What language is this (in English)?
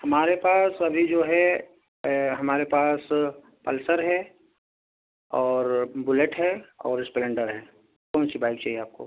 Urdu